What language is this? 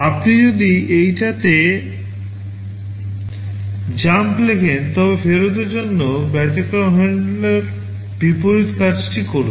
Bangla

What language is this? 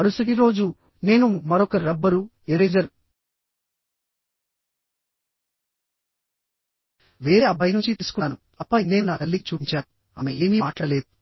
Telugu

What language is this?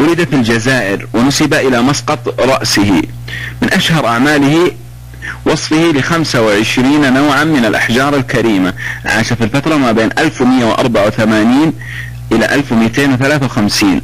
Arabic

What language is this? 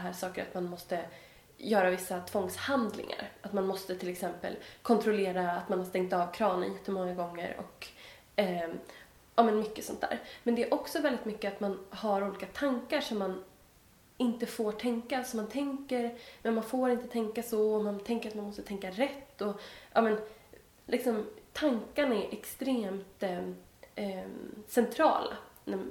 Swedish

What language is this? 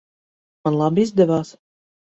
Latvian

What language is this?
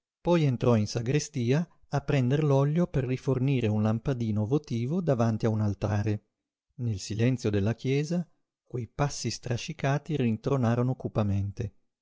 Italian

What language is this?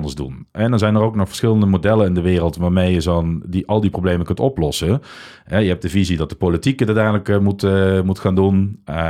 Dutch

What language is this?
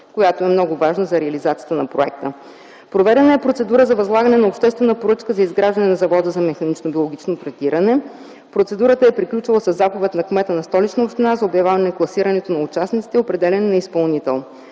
Bulgarian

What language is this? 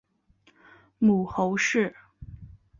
Chinese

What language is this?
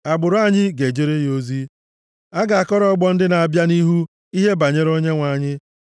Igbo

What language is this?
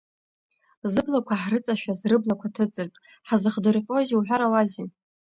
Abkhazian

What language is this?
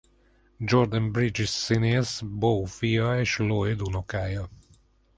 Hungarian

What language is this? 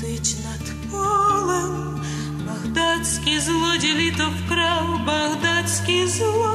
Bulgarian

